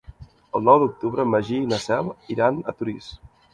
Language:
Catalan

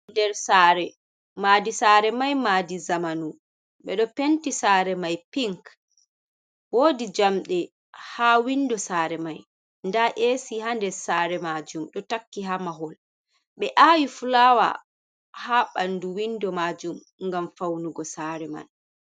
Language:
Fula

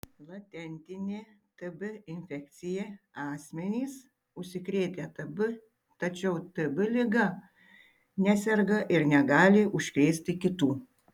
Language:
Lithuanian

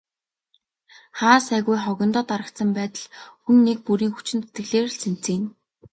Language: Mongolian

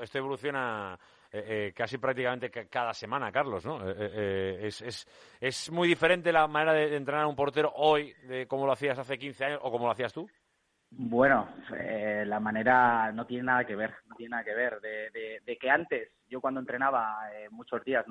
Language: Spanish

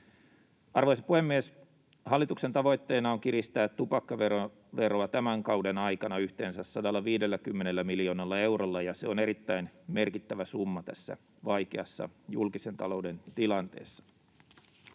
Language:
Finnish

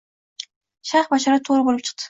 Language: Uzbek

